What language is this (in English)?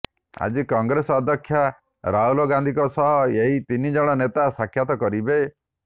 Odia